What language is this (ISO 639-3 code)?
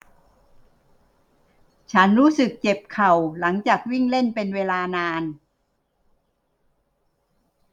tha